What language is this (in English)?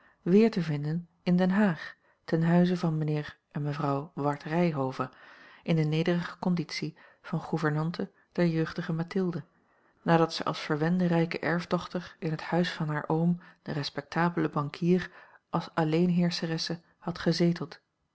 Dutch